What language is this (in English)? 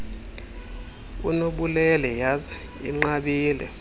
Xhosa